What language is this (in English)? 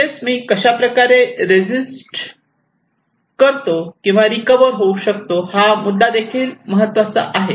Marathi